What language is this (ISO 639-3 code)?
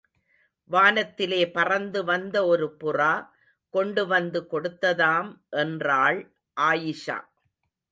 tam